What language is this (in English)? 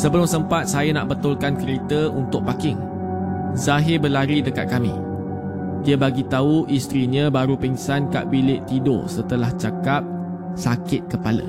Malay